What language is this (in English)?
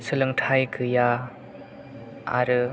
Bodo